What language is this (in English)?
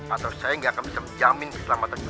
Indonesian